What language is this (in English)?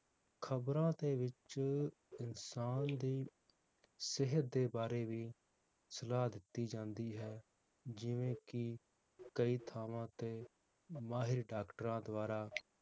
Punjabi